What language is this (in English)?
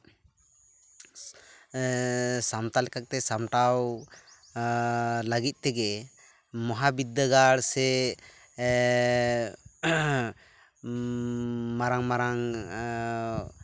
Santali